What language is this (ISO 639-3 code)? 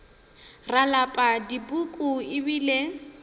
nso